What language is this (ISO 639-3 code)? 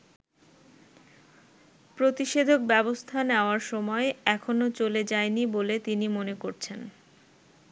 ben